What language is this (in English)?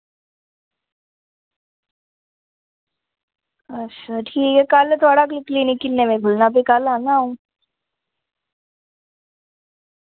Dogri